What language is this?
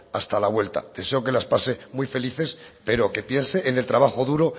Spanish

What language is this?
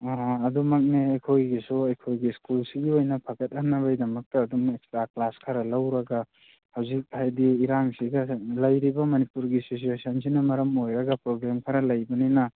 Manipuri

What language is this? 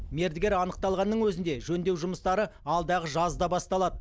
Kazakh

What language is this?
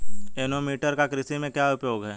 Hindi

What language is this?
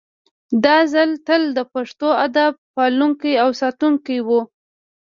Pashto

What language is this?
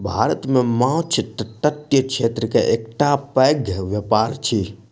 Maithili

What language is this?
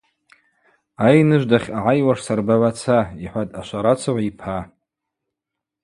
Abaza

